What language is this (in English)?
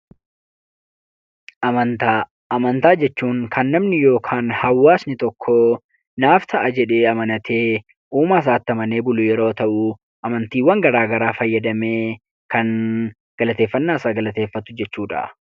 Oromo